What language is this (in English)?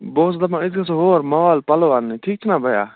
Kashmiri